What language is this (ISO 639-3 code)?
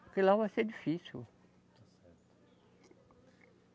por